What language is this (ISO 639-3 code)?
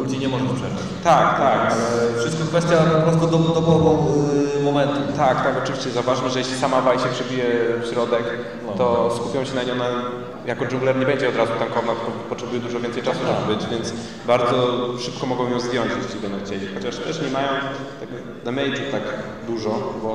pol